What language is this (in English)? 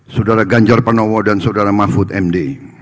Indonesian